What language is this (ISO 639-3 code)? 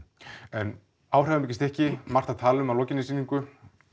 isl